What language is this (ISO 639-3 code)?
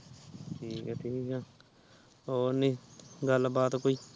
pan